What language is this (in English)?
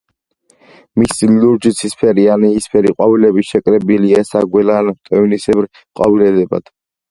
Georgian